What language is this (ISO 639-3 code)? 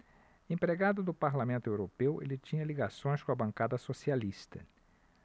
por